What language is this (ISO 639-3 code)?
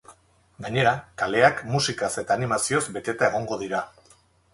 eus